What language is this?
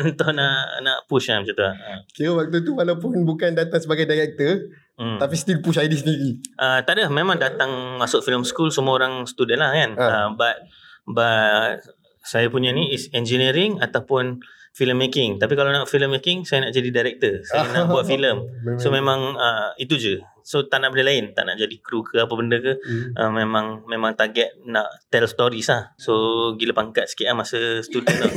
Malay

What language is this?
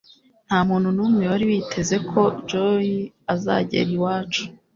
Kinyarwanda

